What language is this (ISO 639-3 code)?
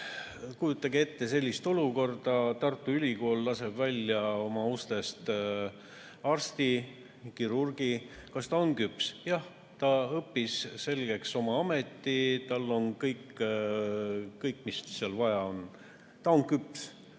est